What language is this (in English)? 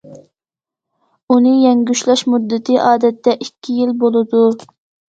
Uyghur